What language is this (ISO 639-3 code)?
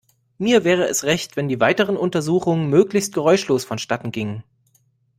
deu